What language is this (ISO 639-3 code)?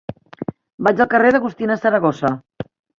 cat